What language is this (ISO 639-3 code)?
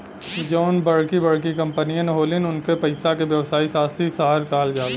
bho